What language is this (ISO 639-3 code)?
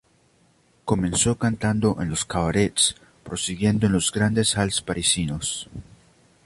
spa